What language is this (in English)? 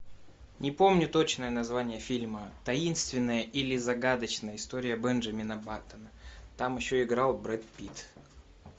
Russian